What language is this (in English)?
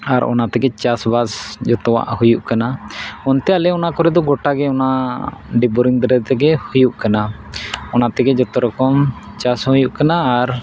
Santali